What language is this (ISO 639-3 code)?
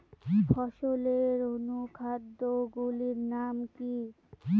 ben